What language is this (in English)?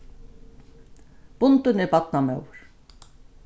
Faroese